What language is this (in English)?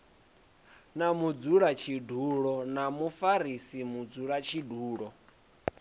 Venda